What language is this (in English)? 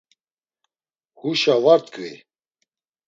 Laz